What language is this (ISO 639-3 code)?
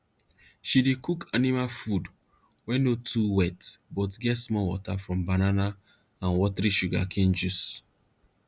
pcm